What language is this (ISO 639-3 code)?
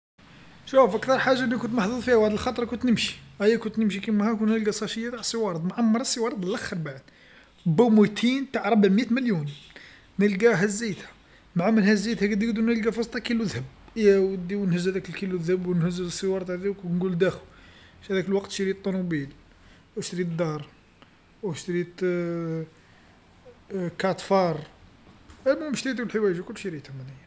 arq